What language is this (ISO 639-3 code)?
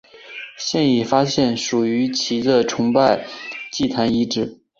zho